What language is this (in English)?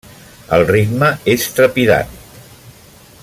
Catalan